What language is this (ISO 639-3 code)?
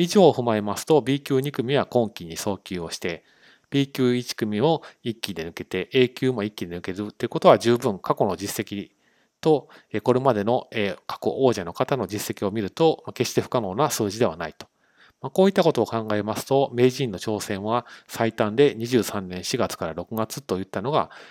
jpn